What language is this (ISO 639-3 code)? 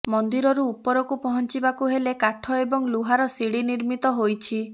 ori